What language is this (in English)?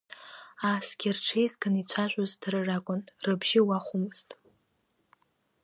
Abkhazian